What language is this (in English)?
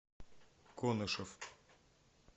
Russian